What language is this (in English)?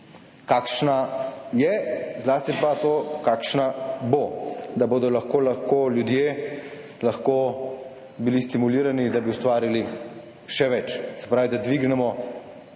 Slovenian